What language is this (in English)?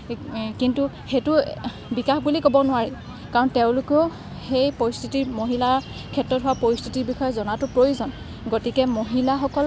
Assamese